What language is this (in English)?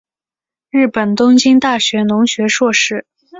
Chinese